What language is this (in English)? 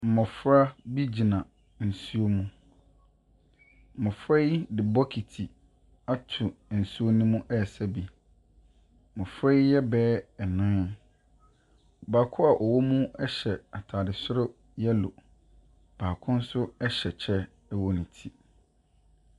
Akan